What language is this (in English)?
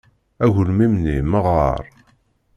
Kabyle